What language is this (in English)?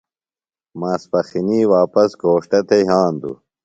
Phalura